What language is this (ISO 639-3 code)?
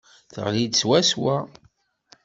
kab